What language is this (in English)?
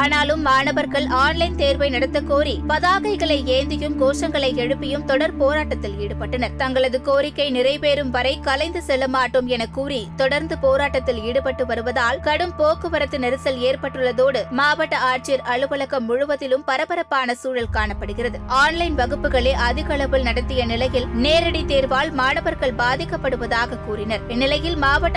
Tamil